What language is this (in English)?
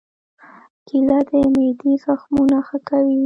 Pashto